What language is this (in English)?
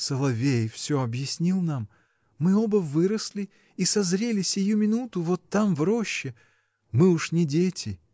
Russian